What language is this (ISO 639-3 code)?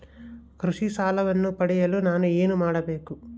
kan